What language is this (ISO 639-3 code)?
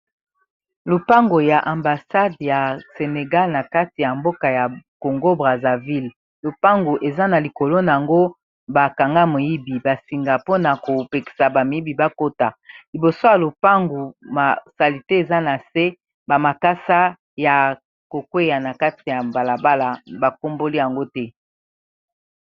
lin